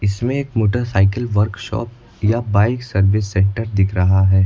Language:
Hindi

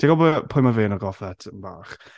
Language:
Welsh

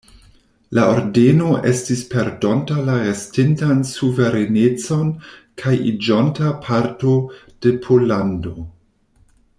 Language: Esperanto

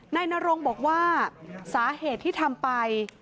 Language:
Thai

